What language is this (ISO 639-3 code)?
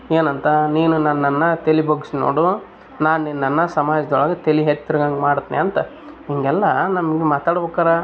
kan